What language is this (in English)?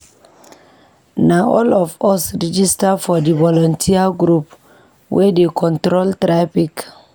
Nigerian Pidgin